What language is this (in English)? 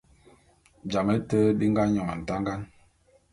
Bulu